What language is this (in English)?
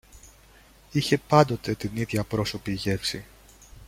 Greek